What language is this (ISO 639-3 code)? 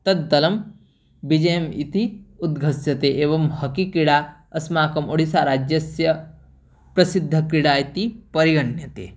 san